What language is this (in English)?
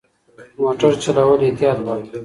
Pashto